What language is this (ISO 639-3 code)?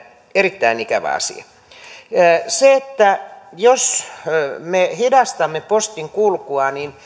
fin